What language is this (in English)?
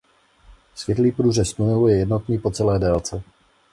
Czech